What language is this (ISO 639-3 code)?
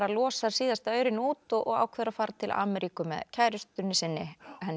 isl